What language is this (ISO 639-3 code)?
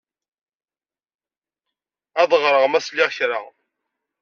kab